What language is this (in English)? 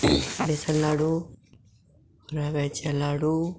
Konkani